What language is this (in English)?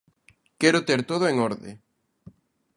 Galician